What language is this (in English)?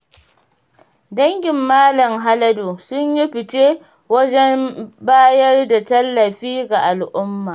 Hausa